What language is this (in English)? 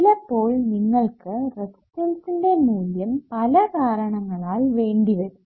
Malayalam